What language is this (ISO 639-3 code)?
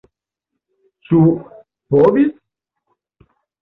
epo